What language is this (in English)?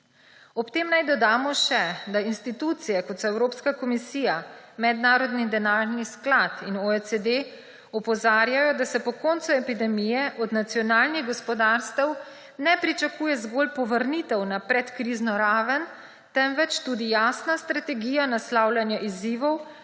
Slovenian